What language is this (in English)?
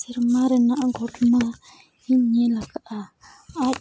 Santali